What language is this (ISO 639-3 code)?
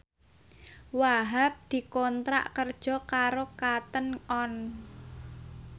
jav